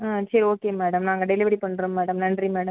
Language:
Tamil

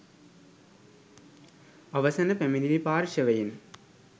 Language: Sinhala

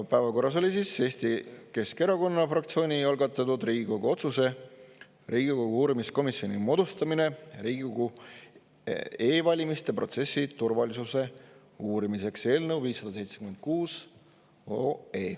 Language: Estonian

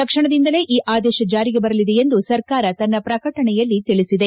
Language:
Kannada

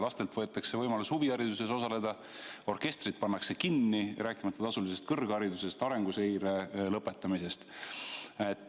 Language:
Estonian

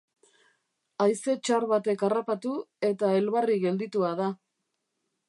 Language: Basque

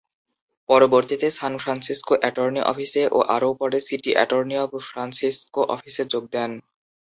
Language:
Bangla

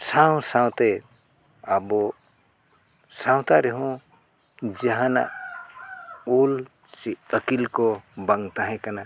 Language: Santali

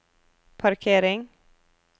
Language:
Norwegian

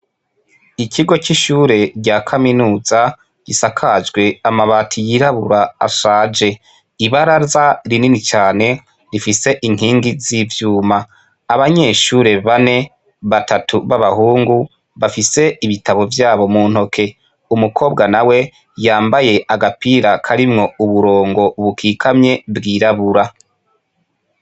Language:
Rundi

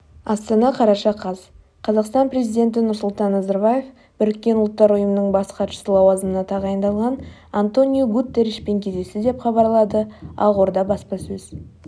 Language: Kazakh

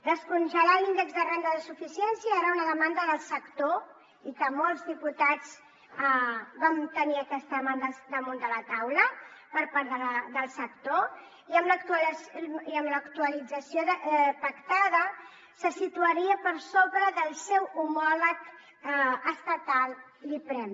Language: Catalan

